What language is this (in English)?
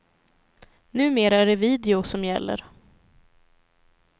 Swedish